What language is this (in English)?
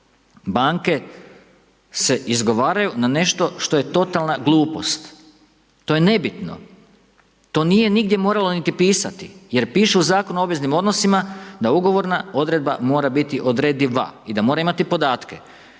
Croatian